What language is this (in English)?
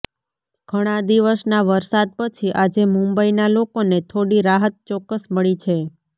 Gujarati